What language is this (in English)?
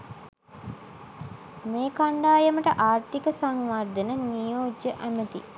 Sinhala